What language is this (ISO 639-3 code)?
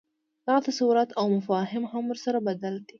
pus